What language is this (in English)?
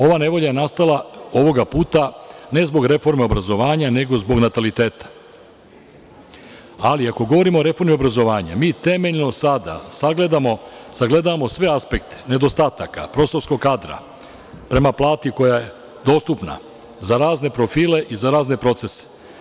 Serbian